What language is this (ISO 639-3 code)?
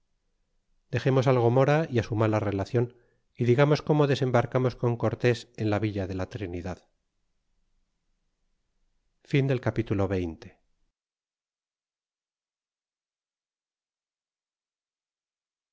spa